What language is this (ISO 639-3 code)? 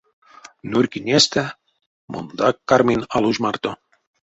myv